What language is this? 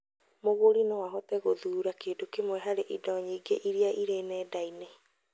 Kikuyu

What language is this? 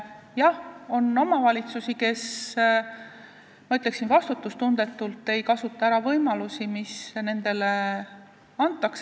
Estonian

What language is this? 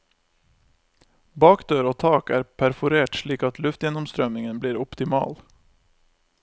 Norwegian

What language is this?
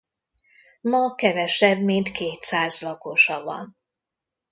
Hungarian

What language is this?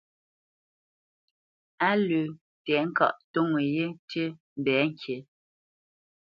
Bamenyam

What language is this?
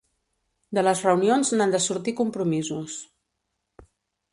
Catalan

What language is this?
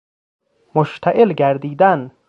Persian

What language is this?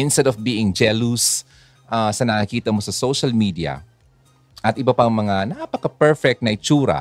Filipino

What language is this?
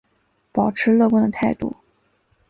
Chinese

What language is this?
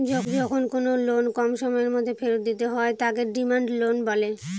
Bangla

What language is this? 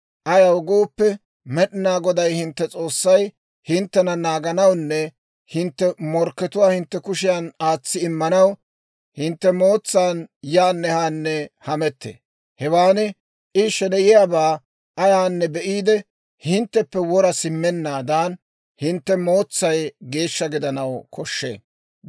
Dawro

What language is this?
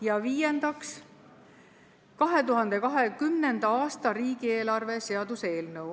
Estonian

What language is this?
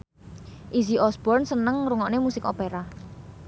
Javanese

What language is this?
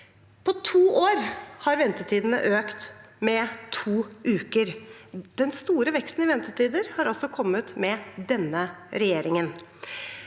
Norwegian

